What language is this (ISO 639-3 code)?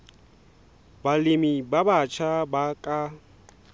sot